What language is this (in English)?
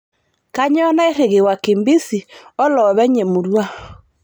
Masai